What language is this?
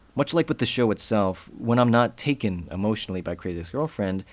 English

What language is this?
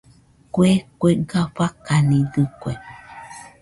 Nüpode Huitoto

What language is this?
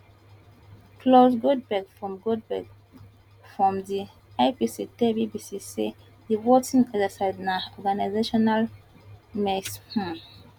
Nigerian Pidgin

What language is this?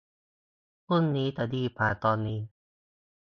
Thai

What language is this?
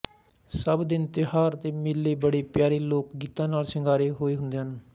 Punjabi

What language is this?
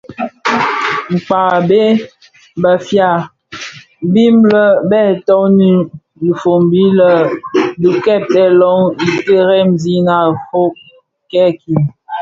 Bafia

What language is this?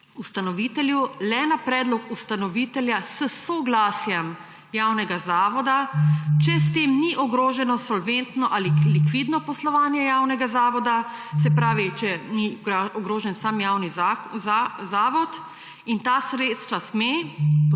Slovenian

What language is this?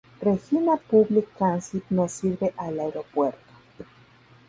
Spanish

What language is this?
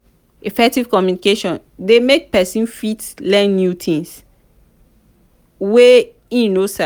Nigerian Pidgin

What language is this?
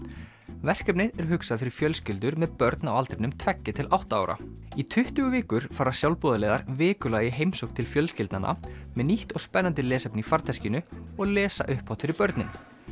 Icelandic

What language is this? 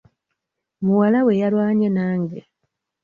Ganda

